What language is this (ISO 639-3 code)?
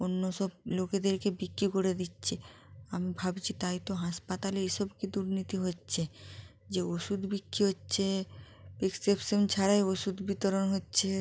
ben